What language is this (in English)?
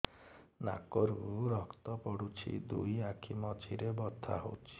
Odia